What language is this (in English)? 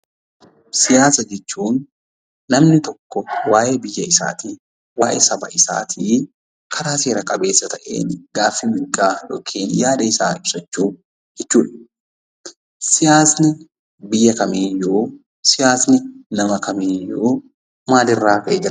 Oromo